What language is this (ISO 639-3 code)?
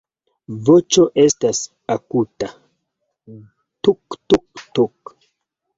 epo